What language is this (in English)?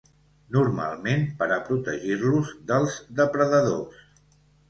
Catalan